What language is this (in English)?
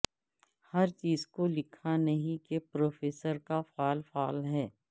Urdu